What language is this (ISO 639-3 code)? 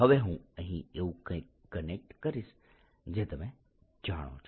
guj